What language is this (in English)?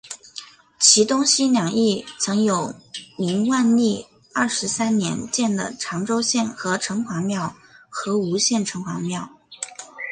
Chinese